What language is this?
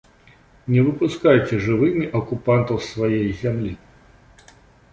Belarusian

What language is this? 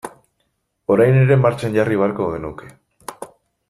Basque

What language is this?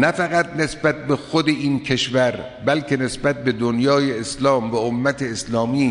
Persian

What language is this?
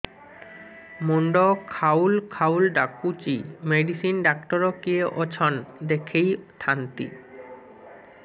Odia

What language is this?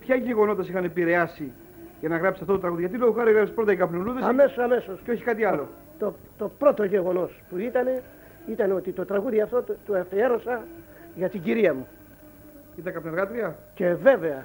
Greek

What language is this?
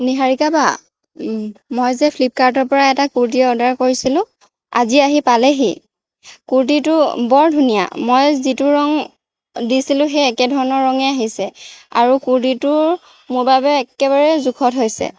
Assamese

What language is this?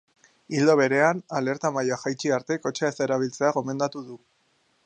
Basque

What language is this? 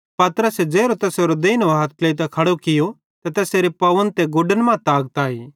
Bhadrawahi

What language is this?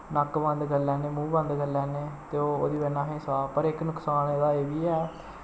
Dogri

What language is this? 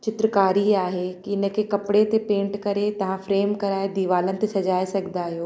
Sindhi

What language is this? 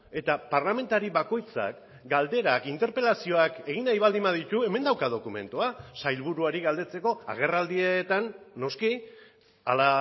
Basque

